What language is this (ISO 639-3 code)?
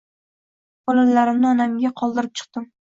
uzb